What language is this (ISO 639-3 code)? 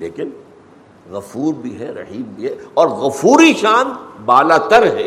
urd